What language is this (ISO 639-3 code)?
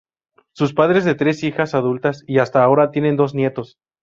spa